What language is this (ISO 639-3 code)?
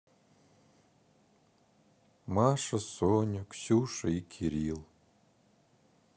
rus